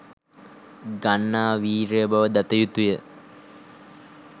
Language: Sinhala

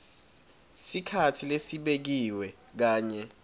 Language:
Swati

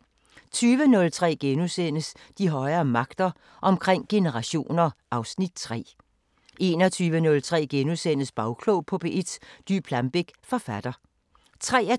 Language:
Danish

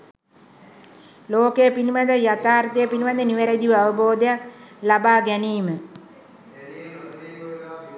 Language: Sinhala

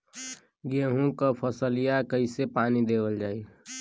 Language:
Bhojpuri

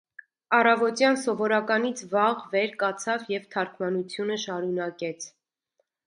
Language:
Armenian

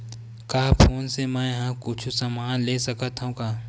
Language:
Chhattisgarhi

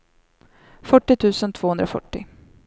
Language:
Swedish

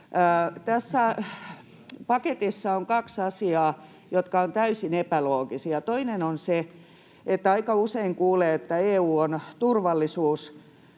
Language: Finnish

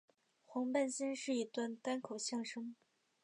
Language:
Chinese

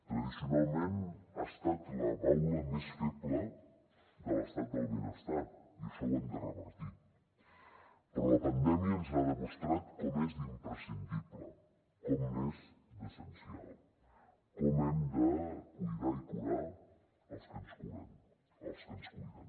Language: Catalan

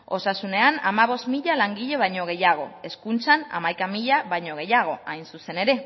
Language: Basque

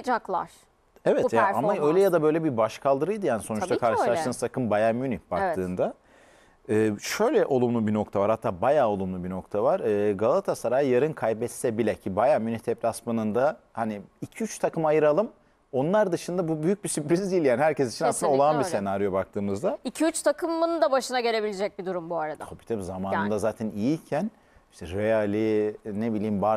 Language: Turkish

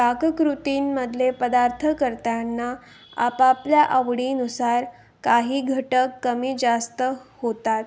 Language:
Marathi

